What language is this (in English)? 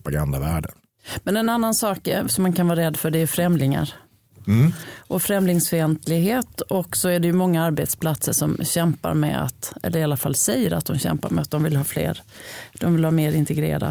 Swedish